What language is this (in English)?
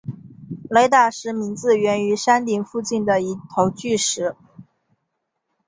Chinese